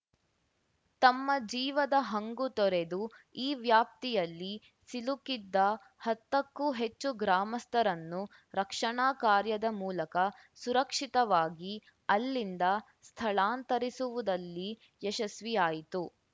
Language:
Kannada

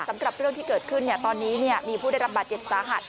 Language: Thai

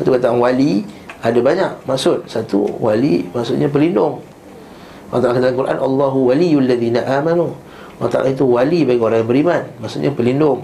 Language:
Malay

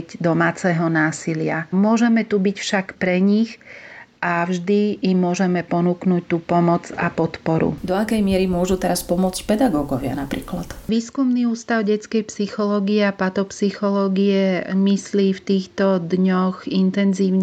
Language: Slovak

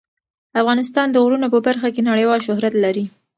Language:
Pashto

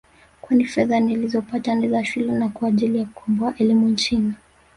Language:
Swahili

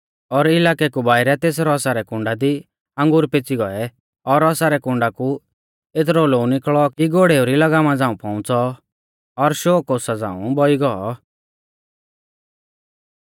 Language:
Mahasu Pahari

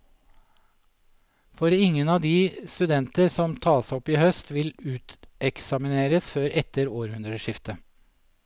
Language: Norwegian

